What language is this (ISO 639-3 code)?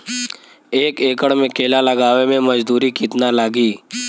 bho